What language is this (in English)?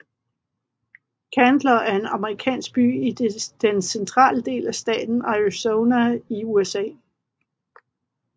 Danish